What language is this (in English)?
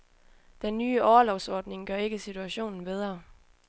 Danish